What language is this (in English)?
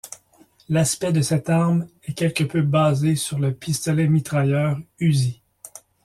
French